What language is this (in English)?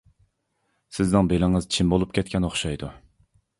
Uyghur